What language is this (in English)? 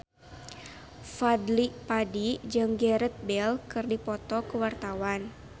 Sundanese